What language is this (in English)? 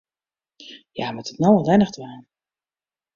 Western Frisian